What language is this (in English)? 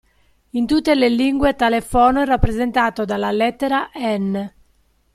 Italian